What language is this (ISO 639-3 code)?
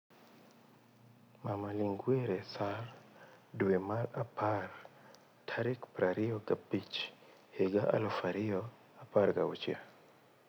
luo